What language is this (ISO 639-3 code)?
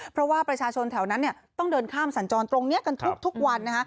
tha